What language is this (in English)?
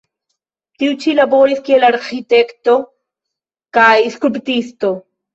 Esperanto